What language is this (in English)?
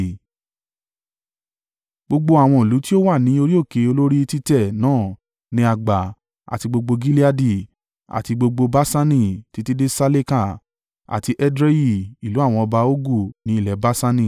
Yoruba